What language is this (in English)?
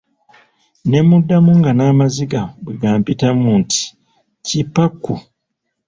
Ganda